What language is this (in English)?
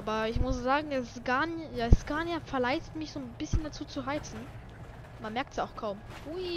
German